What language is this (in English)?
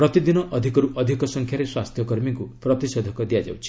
Odia